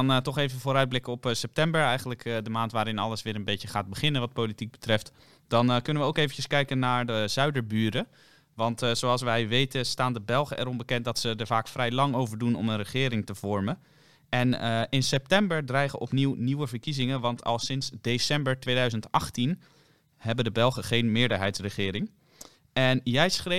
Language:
Dutch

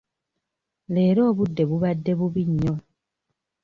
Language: Ganda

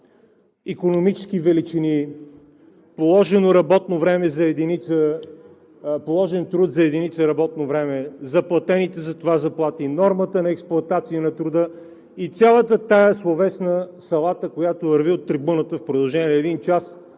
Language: Bulgarian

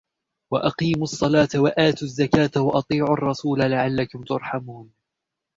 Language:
Arabic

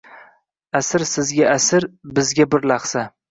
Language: Uzbek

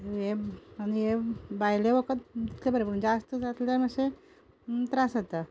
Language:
Konkani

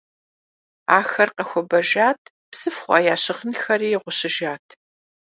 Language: Kabardian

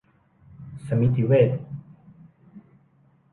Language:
Thai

